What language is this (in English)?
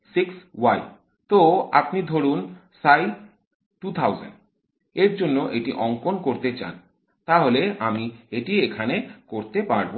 Bangla